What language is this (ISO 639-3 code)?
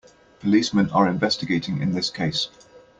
eng